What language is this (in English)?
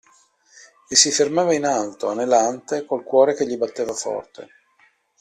Italian